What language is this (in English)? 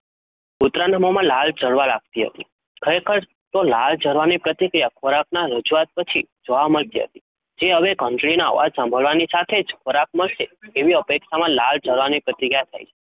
Gujarati